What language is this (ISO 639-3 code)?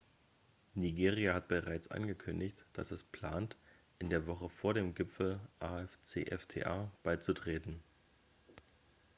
deu